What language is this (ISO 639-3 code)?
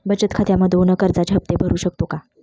mar